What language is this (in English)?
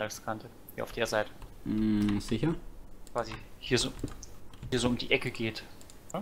German